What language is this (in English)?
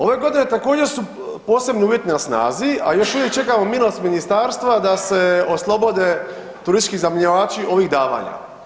Croatian